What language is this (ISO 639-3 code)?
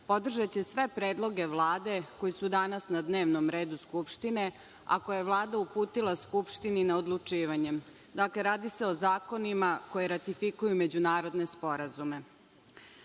srp